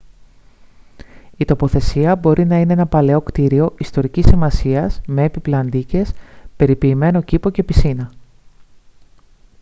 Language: Greek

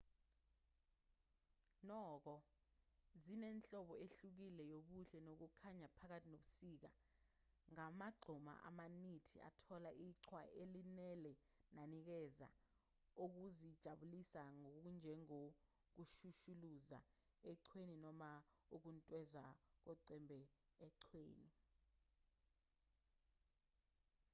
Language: Zulu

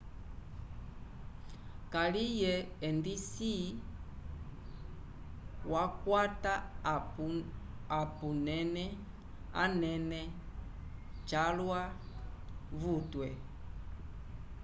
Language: Umbundu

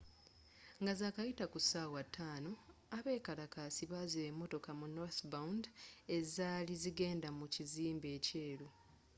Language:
Ganda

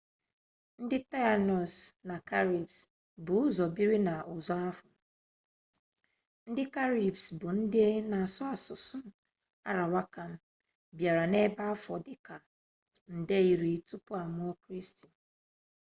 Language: Igbo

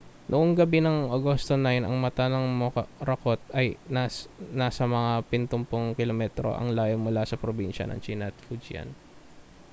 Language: Filipino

